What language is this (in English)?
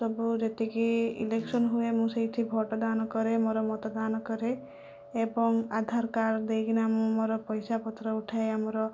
Odia